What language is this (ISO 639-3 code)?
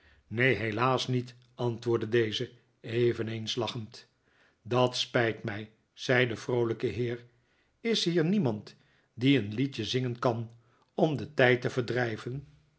nld